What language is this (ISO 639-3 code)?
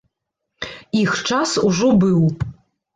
bel